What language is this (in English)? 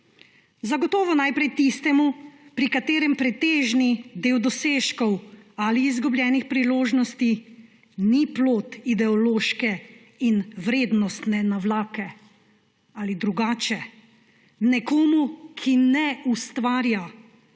Slovenian